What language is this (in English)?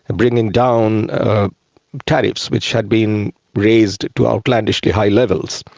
English